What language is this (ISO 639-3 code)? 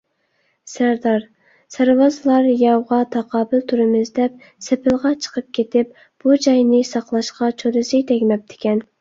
uig